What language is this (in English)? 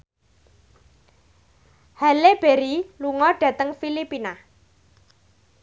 Javanese